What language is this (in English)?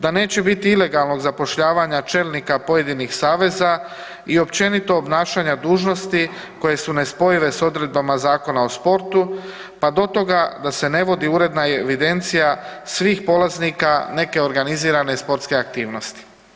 Croatian